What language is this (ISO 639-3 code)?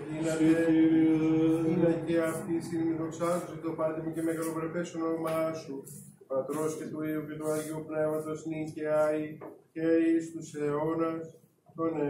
ell